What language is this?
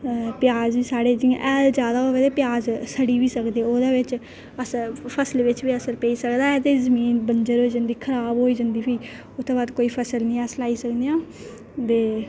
Dogri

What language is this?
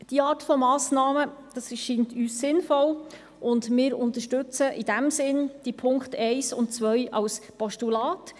Swiss German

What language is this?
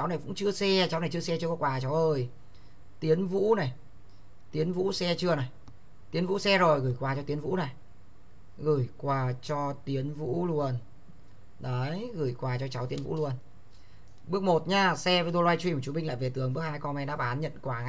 Vietnamese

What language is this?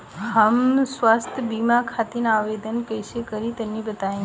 Bhojpuri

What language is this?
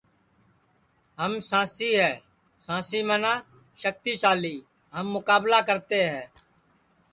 Sansi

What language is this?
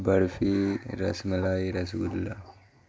Urdu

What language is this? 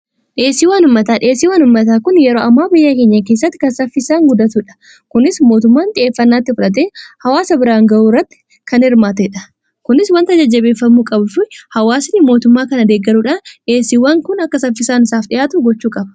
Oromo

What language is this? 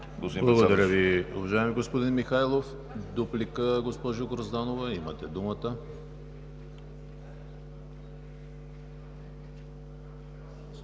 Bulgarian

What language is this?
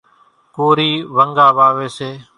Kachi Koli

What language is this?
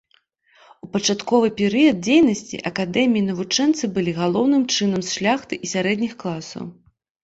Belarusian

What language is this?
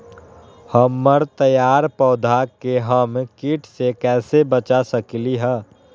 Magahi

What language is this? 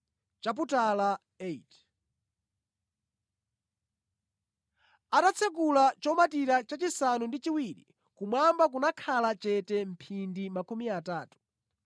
Nyanja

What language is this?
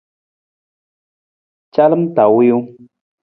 Nawdm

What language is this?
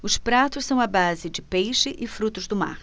Portuguese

